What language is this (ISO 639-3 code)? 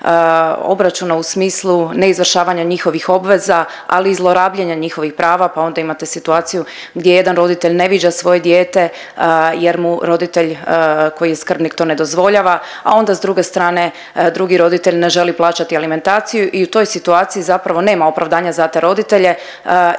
hrv